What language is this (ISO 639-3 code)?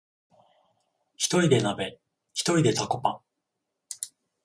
jpn